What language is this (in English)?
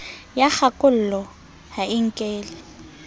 Southern Sotho